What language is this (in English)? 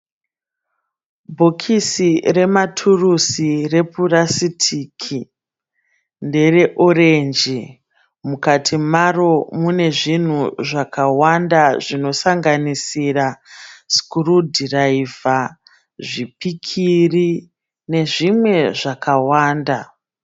Shona